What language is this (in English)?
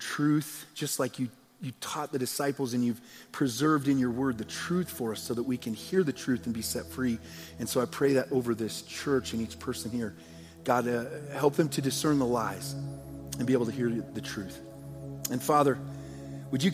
English